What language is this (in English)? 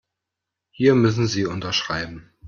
German